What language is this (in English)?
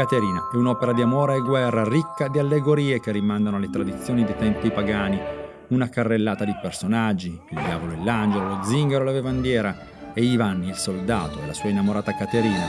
Italian